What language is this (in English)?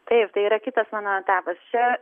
Lithuanian